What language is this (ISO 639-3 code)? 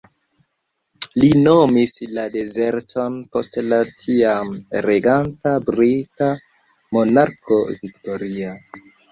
epo